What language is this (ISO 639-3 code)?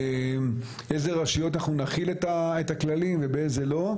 heb